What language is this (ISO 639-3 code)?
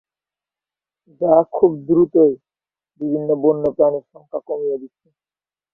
ben